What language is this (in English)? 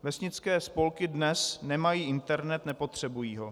Czech